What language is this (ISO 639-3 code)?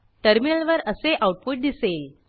mar